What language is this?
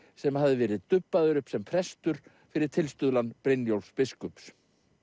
Icelandic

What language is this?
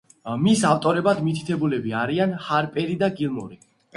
Georgian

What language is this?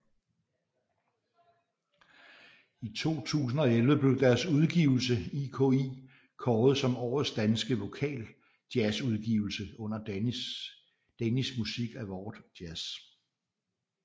Danish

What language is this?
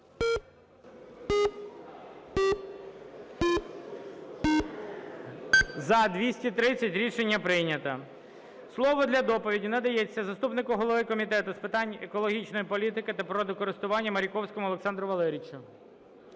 Ukrainian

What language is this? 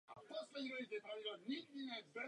Czech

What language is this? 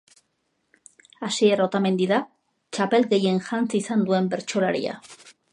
Basque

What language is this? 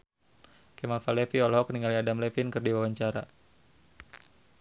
Sundanese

